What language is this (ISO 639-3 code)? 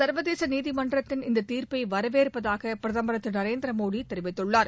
tam